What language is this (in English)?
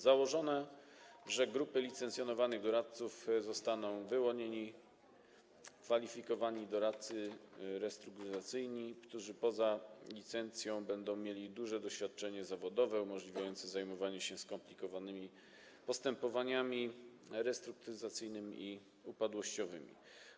Polish